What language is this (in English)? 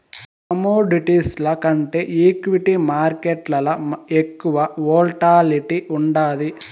Telugu